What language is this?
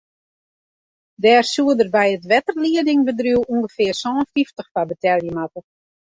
Western Frisian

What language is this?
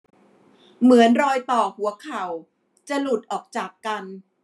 Thai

